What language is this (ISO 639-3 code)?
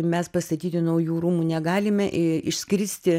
lit